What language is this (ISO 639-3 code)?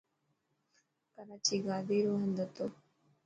mki